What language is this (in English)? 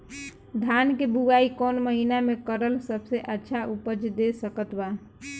Bhojpuri